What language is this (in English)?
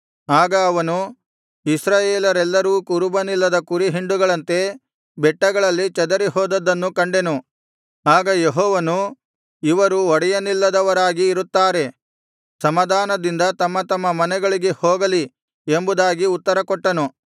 Kannada